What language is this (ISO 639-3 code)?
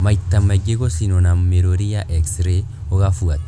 kik